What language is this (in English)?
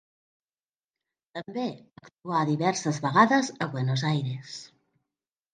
Catalan